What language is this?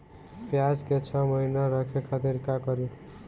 Bhojpuri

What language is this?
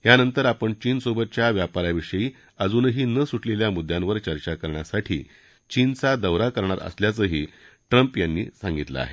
Marathi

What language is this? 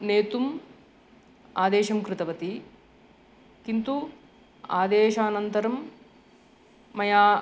Sanskrit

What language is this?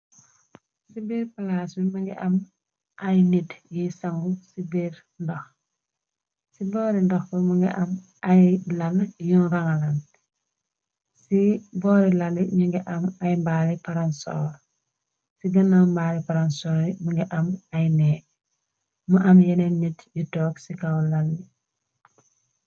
Wolof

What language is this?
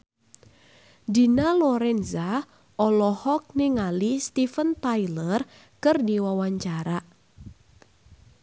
Sundanese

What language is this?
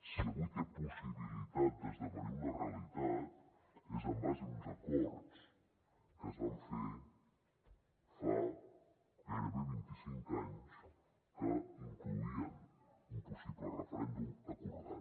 Catalan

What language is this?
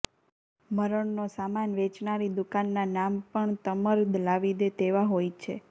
Gujarati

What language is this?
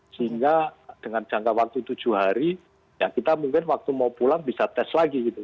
Indonesian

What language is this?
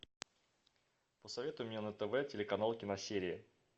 Russian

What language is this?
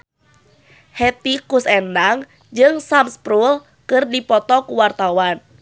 Sundanese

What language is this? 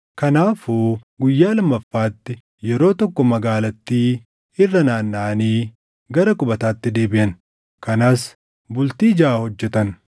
Oromo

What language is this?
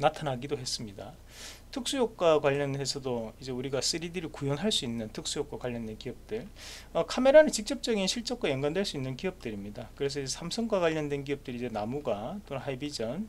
Korean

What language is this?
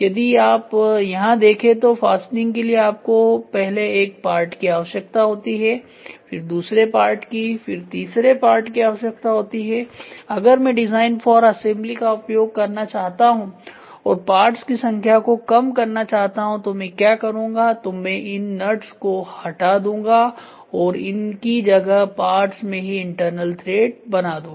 Hindi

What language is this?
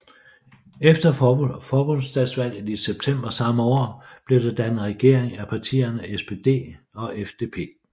Danish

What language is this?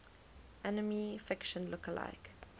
English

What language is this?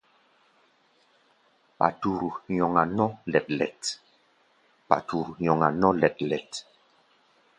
Gbaya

